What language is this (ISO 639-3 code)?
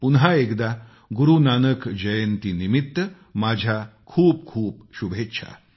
mar